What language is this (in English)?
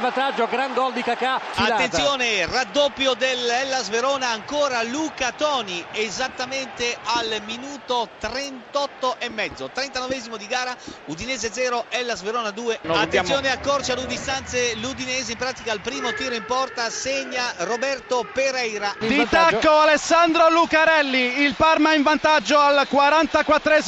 Italian